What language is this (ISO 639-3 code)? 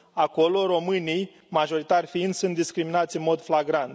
ron